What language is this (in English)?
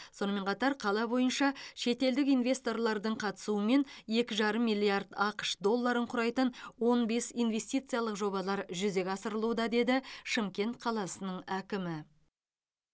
Kazakh